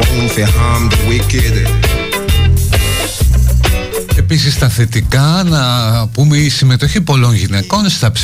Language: Greek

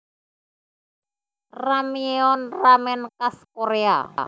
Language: Javanese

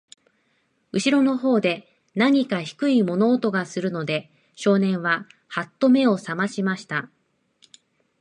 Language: Japanese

